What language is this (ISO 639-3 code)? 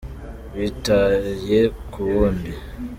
kin